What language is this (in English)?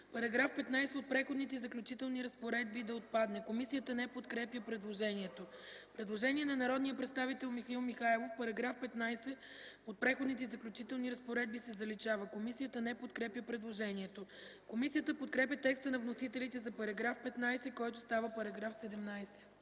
Bulgarian